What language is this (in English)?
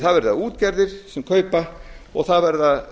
Icelandic